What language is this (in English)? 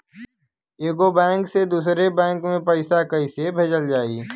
Bhojpuri